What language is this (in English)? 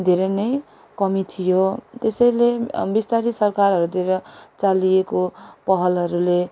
Nepali